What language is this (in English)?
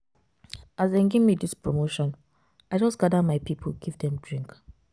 Nigerian Pidgin